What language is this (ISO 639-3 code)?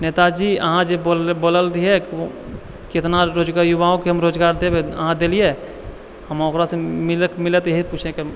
mai